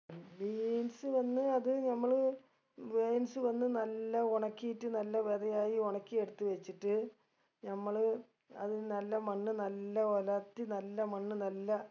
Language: Malayalam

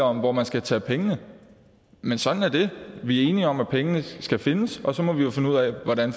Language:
Danish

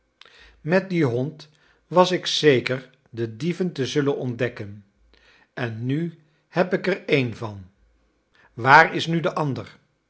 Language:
Dutch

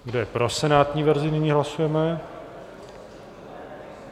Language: Czech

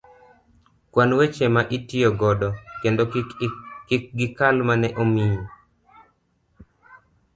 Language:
Luo (Kenya and Tanzania)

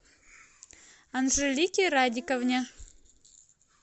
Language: Russian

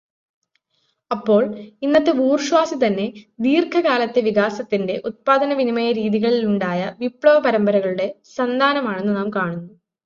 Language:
Malayalam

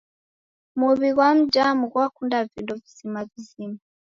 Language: Taita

